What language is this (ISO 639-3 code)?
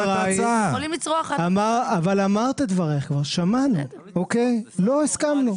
heb